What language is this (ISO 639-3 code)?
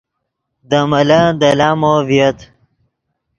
ydg